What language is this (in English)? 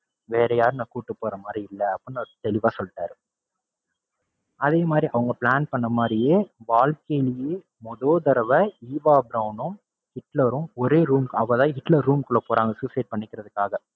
Tamil